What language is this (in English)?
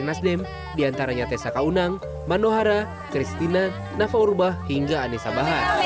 Indonesian